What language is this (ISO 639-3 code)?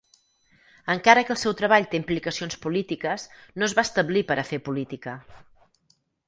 cat